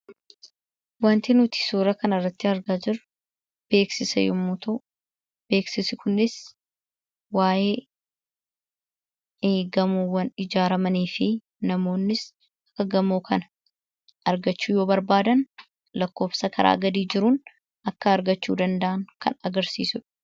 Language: Oromo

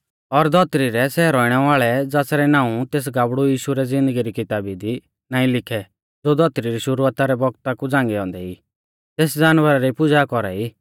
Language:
Mahasu Pahari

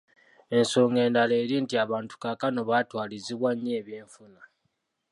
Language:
Ganda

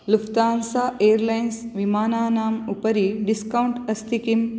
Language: Sanskrit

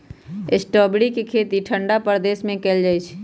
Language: Magahi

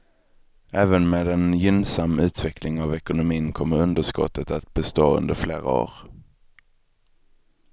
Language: Swedish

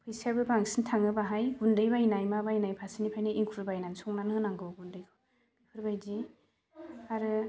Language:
Bodo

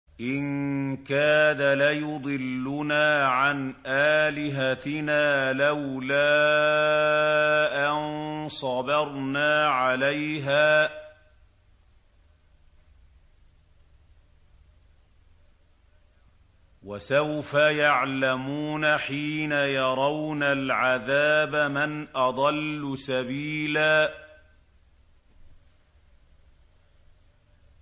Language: Arabic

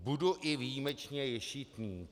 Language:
Czech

